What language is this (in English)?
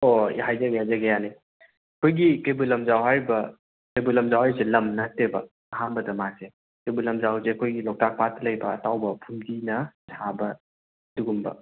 Manipuri